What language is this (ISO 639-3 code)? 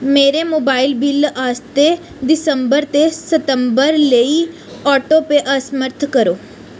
doi